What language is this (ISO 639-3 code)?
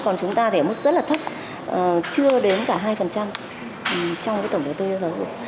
vie